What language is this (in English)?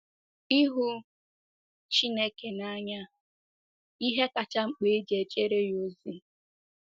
Igbo